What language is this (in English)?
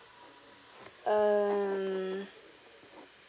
English